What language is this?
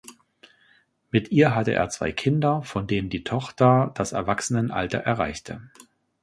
German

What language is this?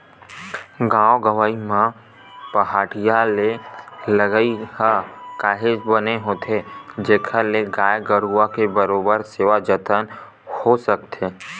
Chhattisgarhi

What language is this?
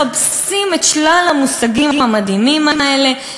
Hebrew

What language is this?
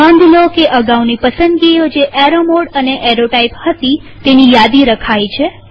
Gujarati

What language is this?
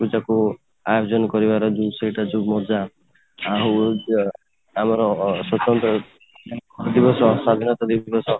Odia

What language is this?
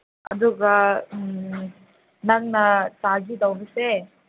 Manipuri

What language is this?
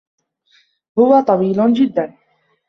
Arabic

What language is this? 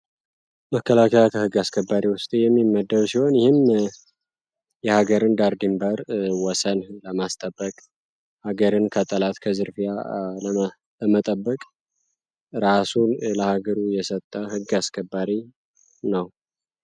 Amharic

